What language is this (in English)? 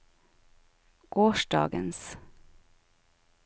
Norwegian